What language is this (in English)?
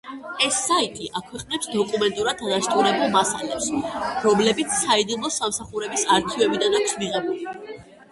Georgian